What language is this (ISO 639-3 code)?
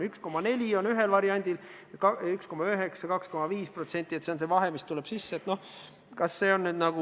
est